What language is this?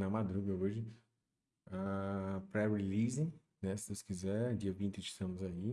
Portuguese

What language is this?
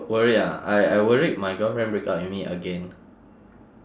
English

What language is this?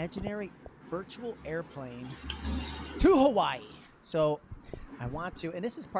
English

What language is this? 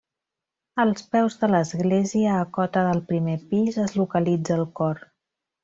Catalan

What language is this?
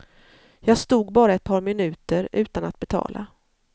Swedish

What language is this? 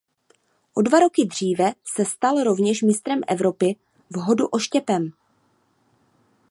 Czech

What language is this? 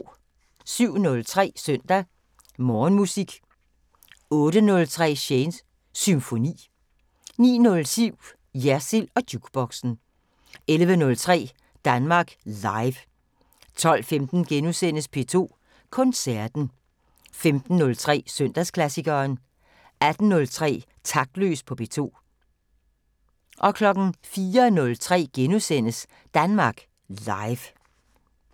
Danish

